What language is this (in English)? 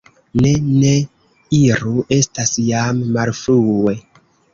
Esperanto